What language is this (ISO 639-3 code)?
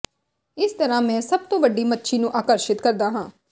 pan